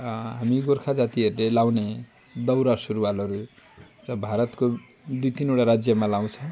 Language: Nepali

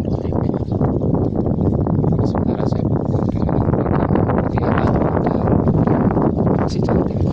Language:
Indonesian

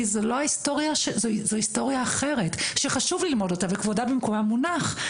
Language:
Hebrew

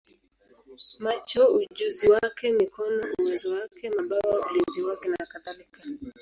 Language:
Swahili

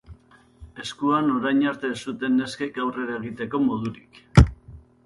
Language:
Basque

